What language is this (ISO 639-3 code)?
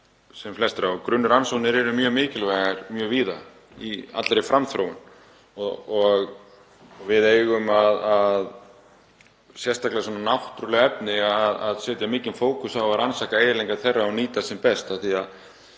isl